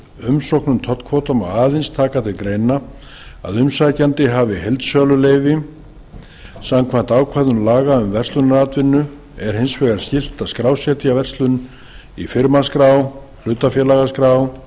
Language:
Icelandic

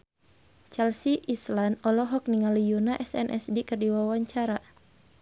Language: Sundanese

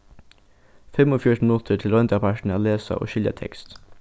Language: Faroese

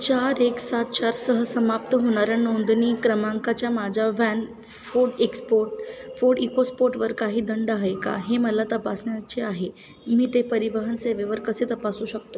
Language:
Marathi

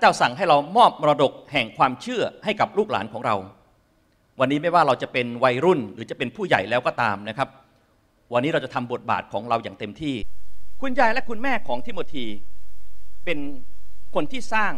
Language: Thai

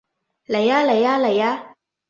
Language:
Cantonese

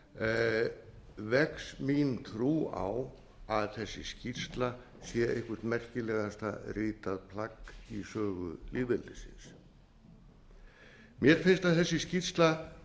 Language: Icelandic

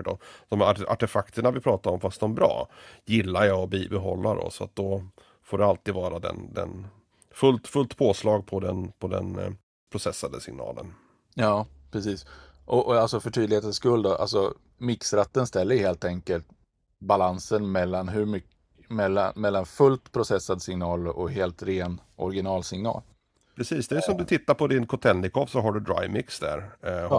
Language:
Swedish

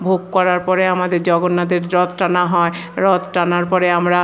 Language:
Bangla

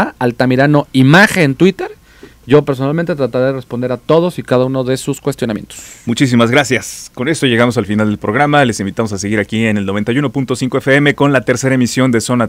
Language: Spanish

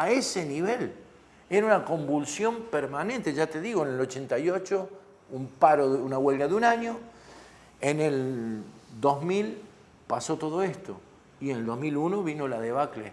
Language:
Spanish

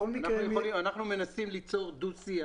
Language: Hebrew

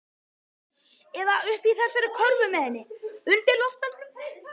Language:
Icelandic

